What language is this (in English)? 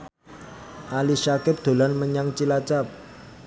Javanese